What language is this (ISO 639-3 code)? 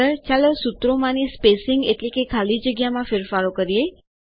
guj